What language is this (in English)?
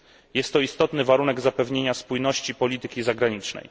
Polish